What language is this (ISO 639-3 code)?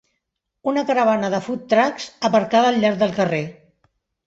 cat